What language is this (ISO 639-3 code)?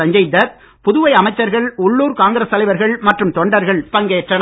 tam